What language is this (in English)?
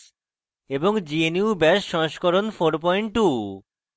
Bangla